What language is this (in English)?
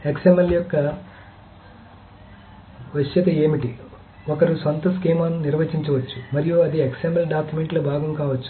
Telugu